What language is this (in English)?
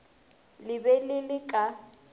Northern Sotho